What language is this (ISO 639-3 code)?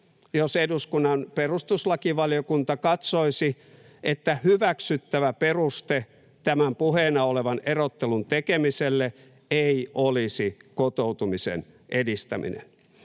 fin